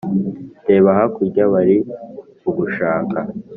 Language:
Kinyarwanda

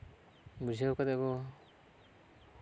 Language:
Santali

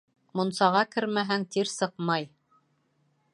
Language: Bashkir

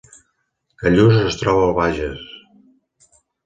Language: Catalan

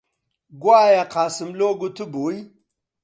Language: Central Kurdish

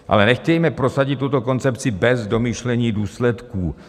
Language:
Czech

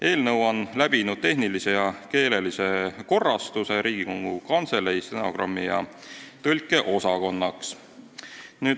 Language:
Estonian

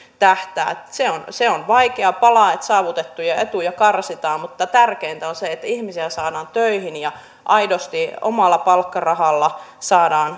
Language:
Finnish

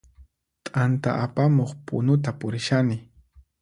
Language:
Puno Quechua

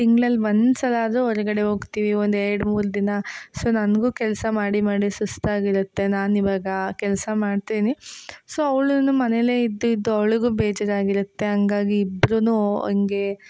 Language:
Kannada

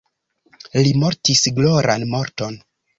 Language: Esperanto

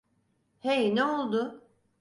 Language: Turkish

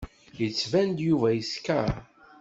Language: Kabyle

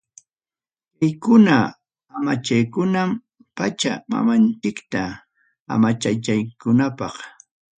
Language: Ayacucho Quechua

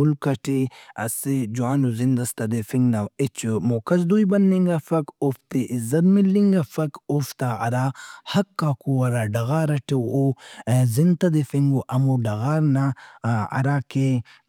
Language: Brahui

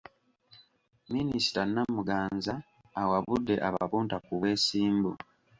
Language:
Ganda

